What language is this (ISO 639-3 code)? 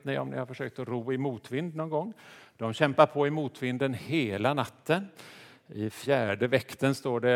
swe